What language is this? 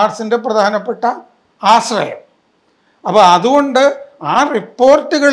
Malayalam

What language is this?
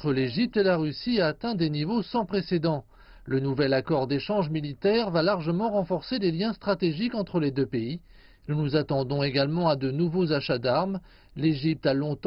French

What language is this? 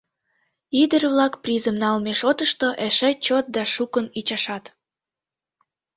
Mari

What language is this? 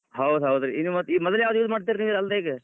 Kannada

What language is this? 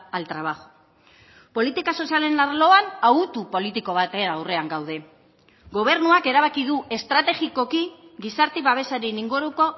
Basque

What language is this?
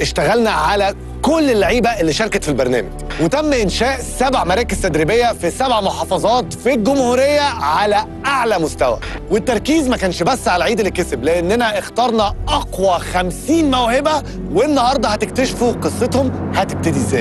Arabic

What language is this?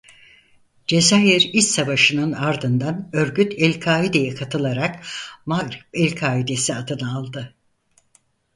Turkish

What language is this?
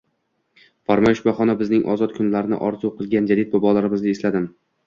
Uzbek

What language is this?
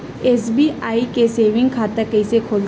Chhattisgarhi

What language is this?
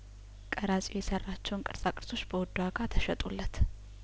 Amharic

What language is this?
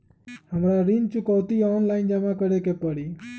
Magahi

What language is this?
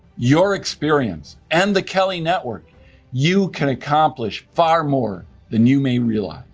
English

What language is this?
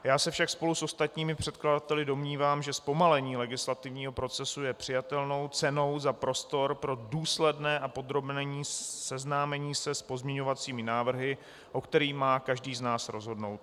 Czech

